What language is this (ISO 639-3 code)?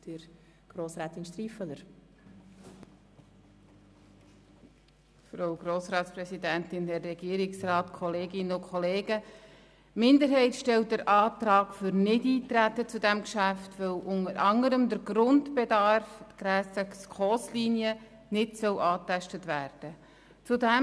gsw